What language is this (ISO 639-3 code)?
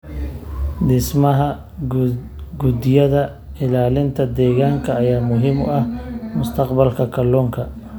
som